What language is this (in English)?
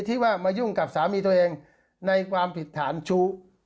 Thai